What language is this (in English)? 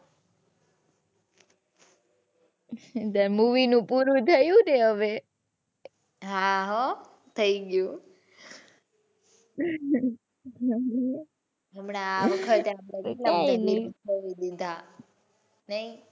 Gujarati